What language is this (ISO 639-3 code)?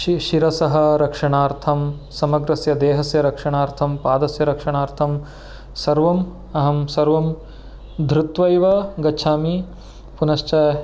san